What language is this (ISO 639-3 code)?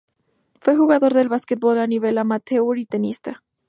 spa